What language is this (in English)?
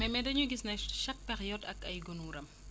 Wolof